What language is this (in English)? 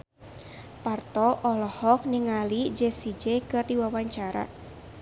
Sundanese